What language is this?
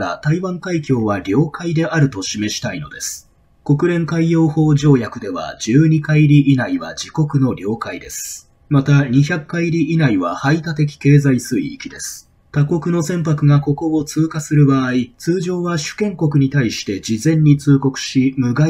Japanese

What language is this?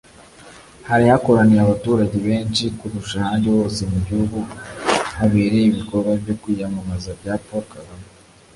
Kinyarwanda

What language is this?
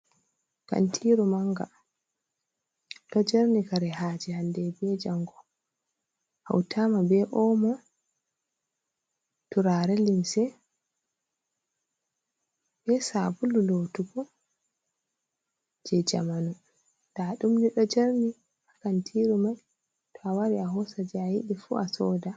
Fula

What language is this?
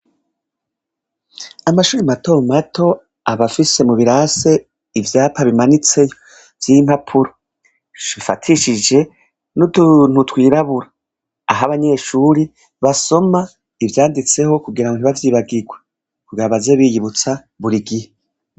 Rundi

